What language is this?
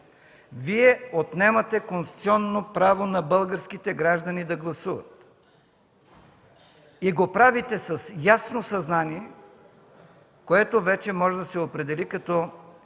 Bulgarian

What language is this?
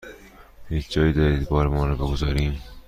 Persian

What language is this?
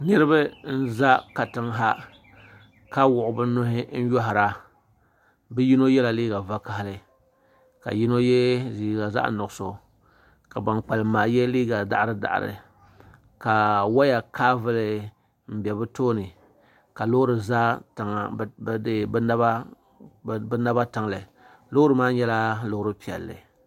Dagbani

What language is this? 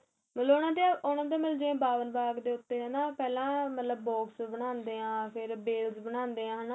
Punjabi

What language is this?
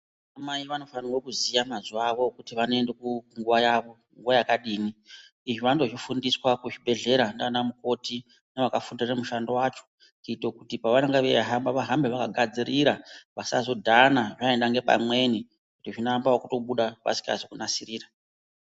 Ndau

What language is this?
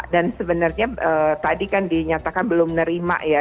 Indonesian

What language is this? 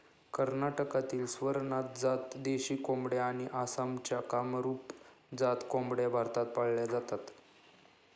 Marathi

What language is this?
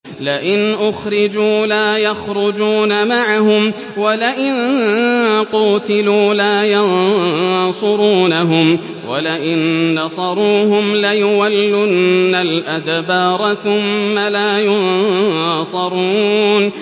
Arabic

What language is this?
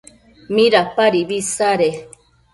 Matsés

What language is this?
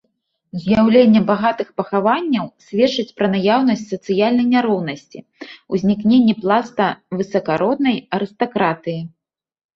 Belarusian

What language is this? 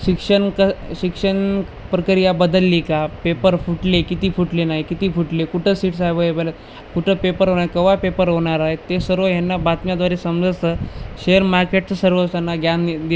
Marathi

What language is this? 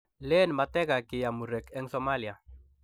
Kalenjin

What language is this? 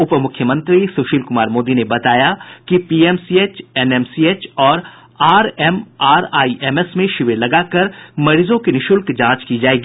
Hindi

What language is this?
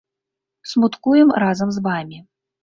Belarusian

